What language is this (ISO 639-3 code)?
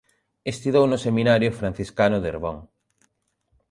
glg